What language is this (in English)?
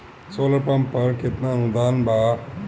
Bhojpuri